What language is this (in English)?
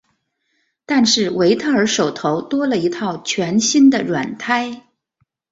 Chinese